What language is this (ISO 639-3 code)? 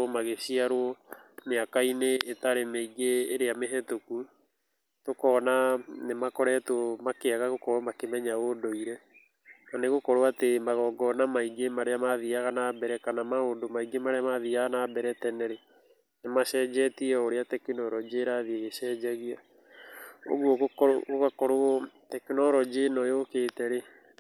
kik